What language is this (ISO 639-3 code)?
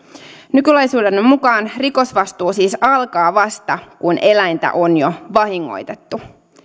fin